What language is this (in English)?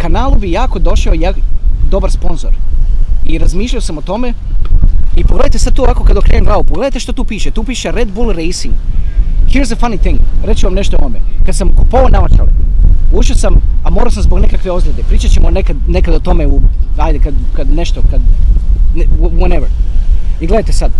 Croatian